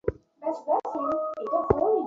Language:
Bangla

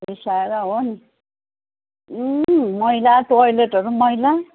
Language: Nepali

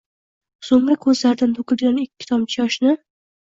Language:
Uzbek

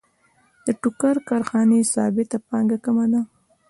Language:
Pashto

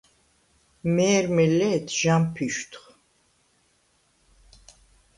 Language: Svan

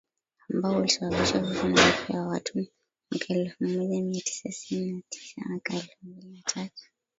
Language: Swahili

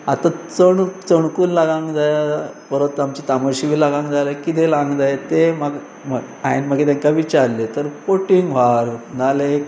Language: Konkani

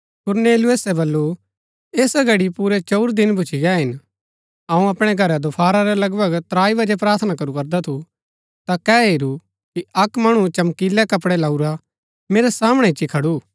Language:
Gaddi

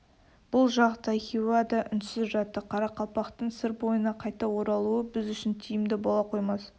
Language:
Kazakh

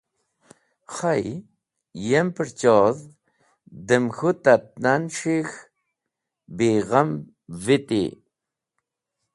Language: Wakhi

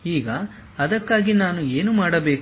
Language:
Kannada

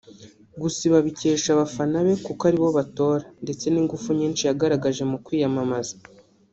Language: Kinyarwanda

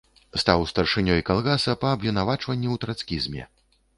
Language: Belarusian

